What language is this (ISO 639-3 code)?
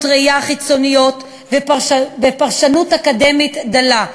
heb